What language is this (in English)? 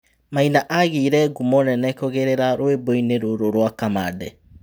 Kikuyu